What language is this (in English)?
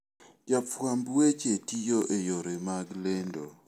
Luo (Kenya and Tanzania)